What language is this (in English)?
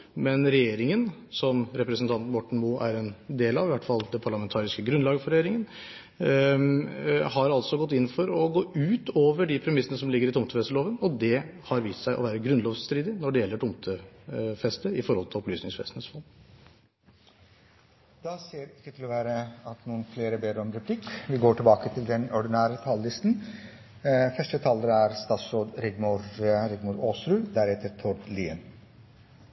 Norwegian